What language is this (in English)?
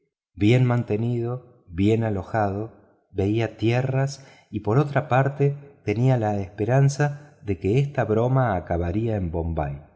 Spanish